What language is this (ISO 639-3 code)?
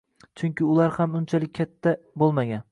uzb